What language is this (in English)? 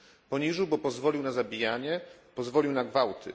Polish